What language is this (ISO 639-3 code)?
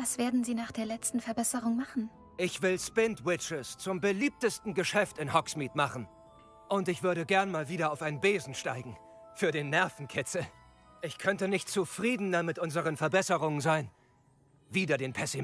deu